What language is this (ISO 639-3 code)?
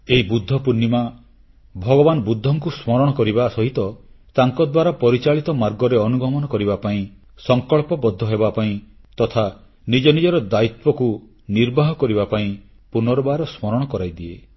ori